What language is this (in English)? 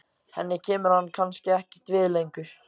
Icelandic